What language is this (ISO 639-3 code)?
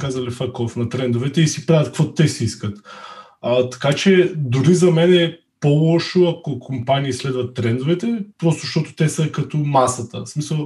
bul